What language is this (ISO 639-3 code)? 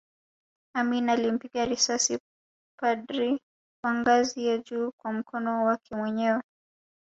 swa